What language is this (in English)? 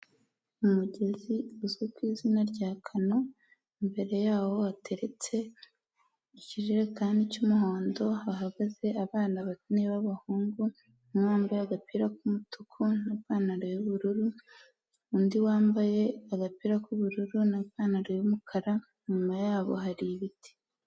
Kinyarwanda